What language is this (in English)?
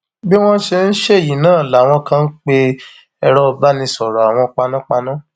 Yoruba